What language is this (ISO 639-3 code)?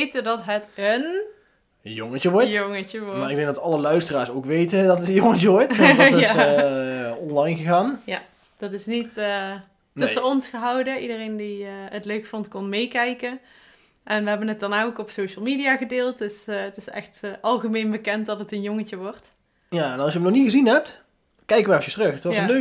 nld